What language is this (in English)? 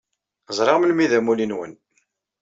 Kabyle